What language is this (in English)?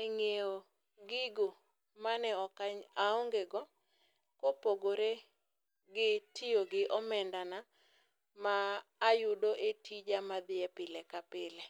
Luo (Kenya and Tanzania)